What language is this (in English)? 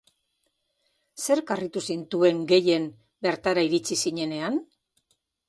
Basque